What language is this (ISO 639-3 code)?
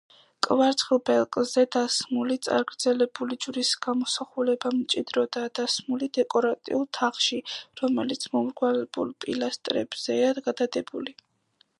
kat